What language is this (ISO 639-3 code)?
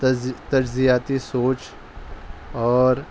urd